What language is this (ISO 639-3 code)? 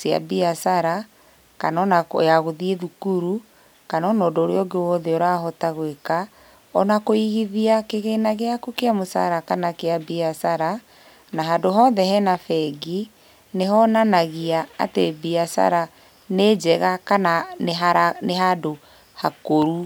kik